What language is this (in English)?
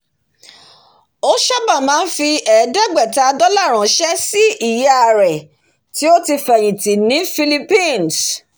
Yoruba